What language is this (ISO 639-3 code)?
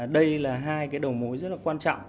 vie